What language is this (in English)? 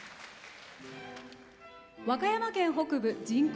Japanese